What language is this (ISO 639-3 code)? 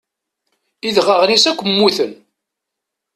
kab